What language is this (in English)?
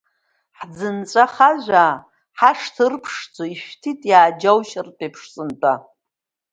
Abkhazian